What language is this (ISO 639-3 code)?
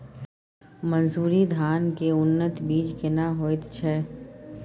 mai